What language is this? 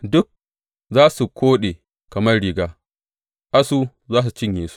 Hausa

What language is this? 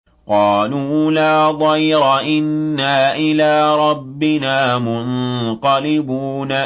Arabic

